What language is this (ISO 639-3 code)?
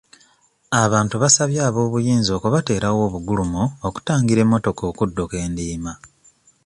lug